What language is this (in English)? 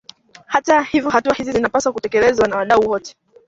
Swahili